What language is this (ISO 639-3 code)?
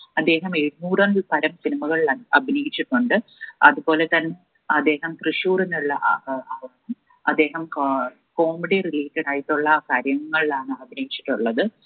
mal